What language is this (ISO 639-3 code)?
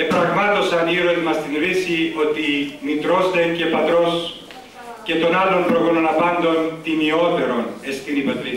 ell